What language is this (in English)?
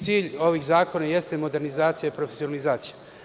Serbian